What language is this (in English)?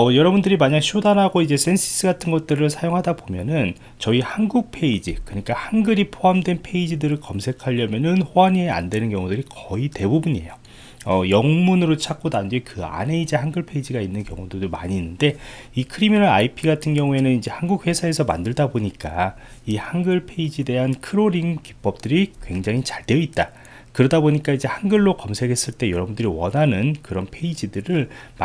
Korean